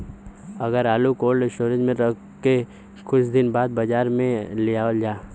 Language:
Bhojpuri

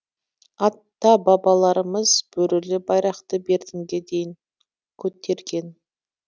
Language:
Kazakh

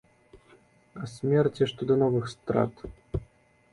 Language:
Belarusian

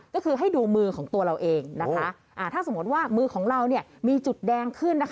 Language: Thai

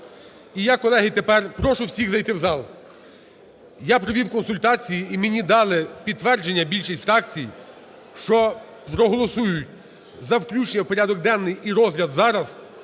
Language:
Ukrainian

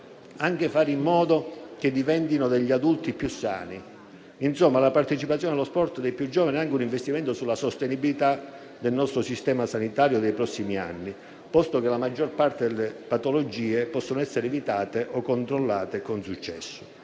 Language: Italian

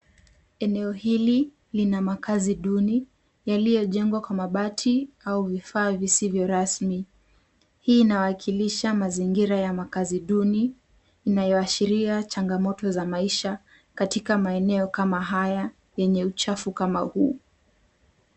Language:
Swahili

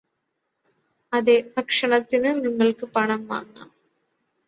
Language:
Malayalam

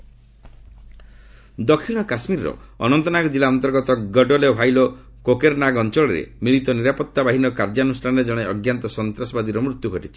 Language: Odia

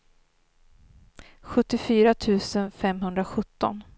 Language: Swedish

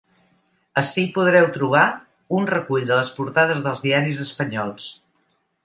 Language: Catalan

